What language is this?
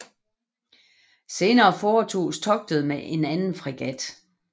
Danish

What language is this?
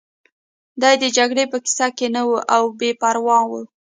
Pashto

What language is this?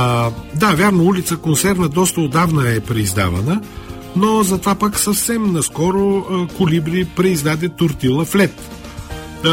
Bulgarian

